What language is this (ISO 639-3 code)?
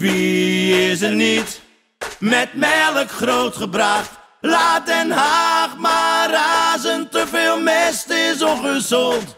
nld